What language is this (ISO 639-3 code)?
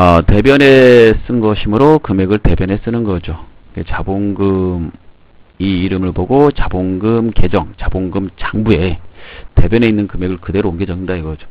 kor